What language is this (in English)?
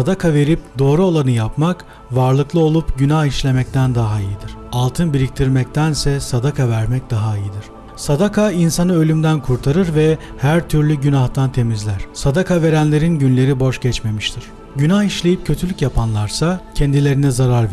Turkish